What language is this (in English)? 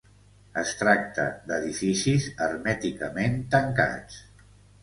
Catalan